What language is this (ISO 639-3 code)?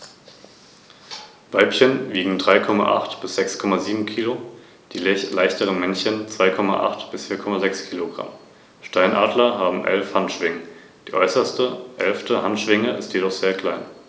deu